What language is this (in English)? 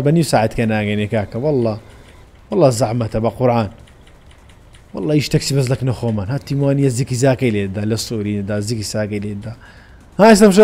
Arabic